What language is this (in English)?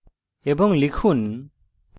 Bangla